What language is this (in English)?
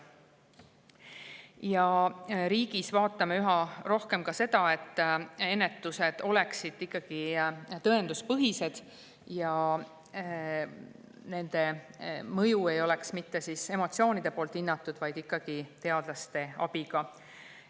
Estonian